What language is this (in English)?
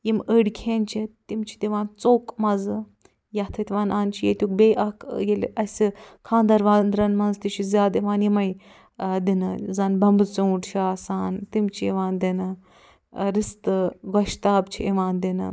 Kashmiri